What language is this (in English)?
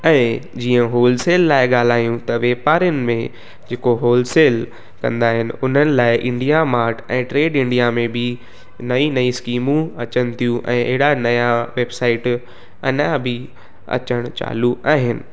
Sindhi